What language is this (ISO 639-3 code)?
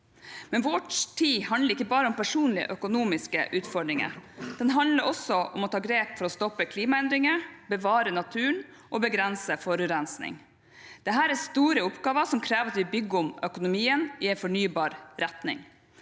nor